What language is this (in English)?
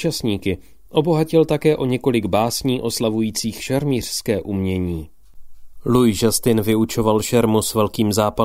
Czech